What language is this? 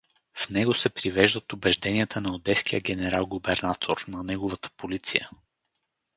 Bulgarian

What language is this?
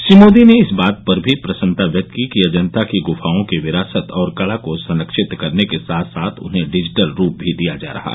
Hindi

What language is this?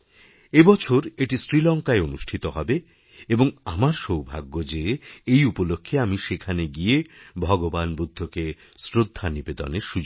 Bangla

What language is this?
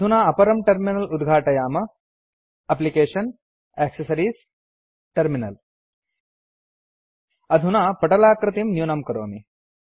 Sanskrit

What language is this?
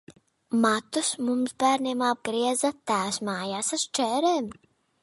Latvian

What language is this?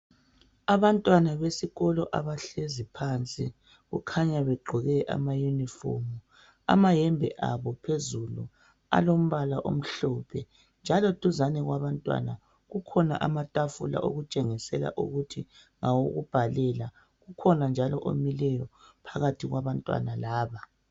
North Ndebele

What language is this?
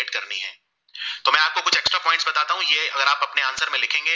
Gujarati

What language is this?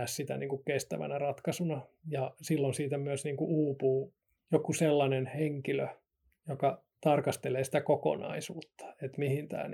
Finnish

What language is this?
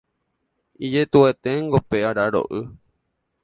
Guarani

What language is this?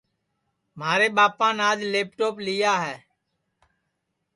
Sansi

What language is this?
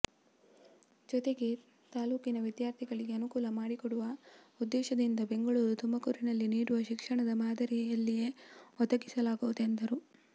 Kannada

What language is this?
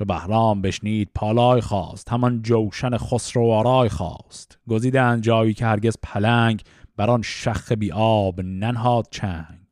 Persian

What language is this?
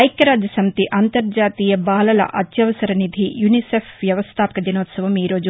Telugu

